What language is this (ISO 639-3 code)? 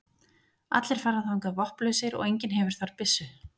isl